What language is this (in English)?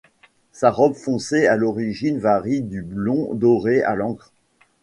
French